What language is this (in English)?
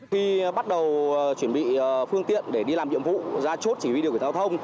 Vietnamese